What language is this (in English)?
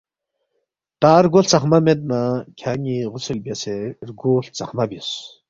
Balti